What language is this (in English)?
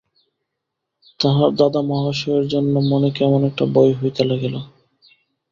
Bangla